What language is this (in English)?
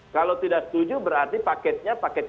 Indonesian